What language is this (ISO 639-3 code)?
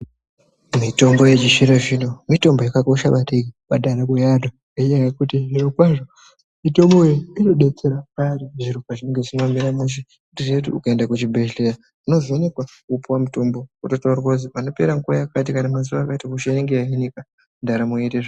ndc